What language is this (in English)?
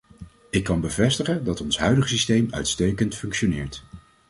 Dutch